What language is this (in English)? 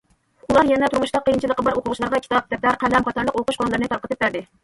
Uyghur